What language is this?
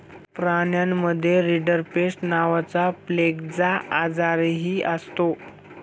Marathi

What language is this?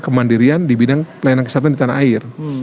Indonesian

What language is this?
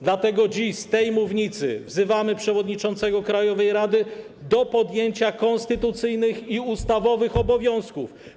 Polish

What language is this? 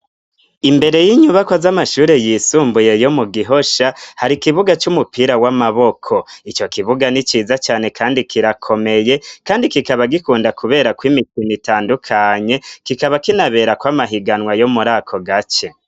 Rundi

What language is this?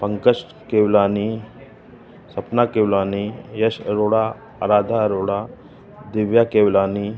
Sindhi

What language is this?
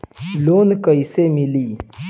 Bhojpuri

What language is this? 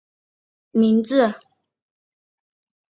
Chinese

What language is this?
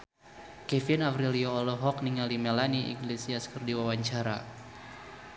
Sundanese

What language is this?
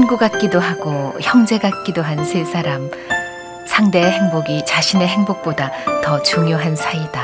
Korean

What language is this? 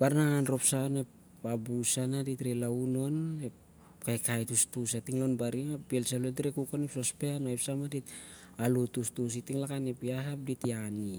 Siar-Lak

